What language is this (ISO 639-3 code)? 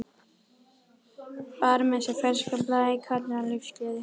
isl